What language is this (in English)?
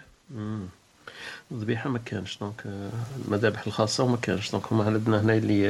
Arabic